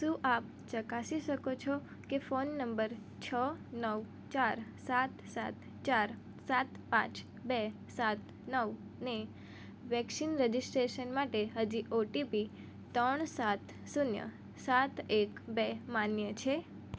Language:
Gujarati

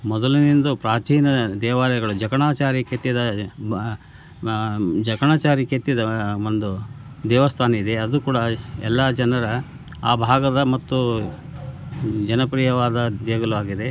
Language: Kannada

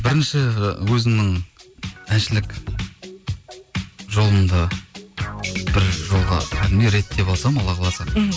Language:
Kazakh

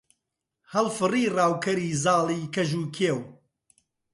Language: Central Kurdish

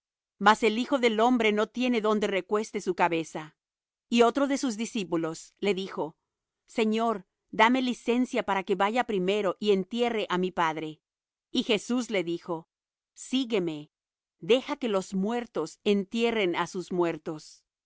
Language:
Spanish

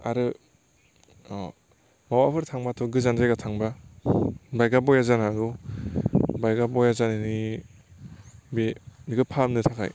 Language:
Bodo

